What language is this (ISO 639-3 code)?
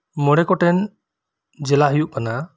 sat